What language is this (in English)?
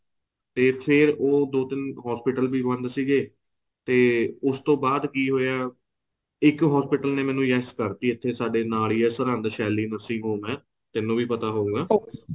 Punjabi